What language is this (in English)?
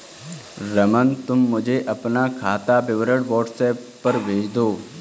Hindi